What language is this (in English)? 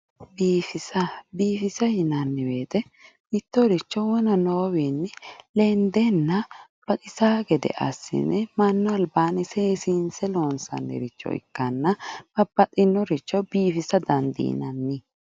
Sidamo